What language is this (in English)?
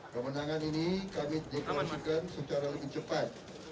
Indonesian